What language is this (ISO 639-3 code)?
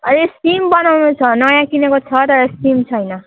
nep